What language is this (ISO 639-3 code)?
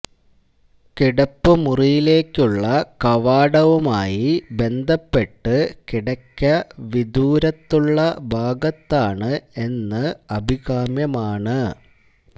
mal